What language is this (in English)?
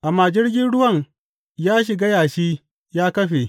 Hausa